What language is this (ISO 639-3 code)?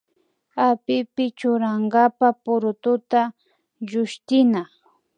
qvi